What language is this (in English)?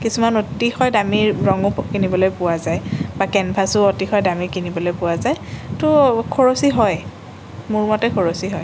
Assamese